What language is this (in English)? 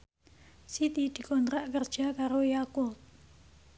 Javanese